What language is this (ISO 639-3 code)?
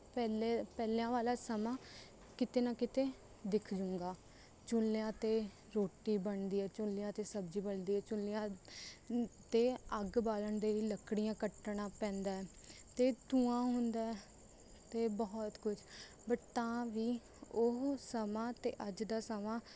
pan